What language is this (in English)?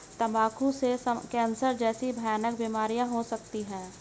Hindi